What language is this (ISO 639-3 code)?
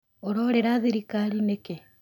kik